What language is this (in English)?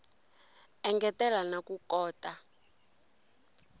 Tsonga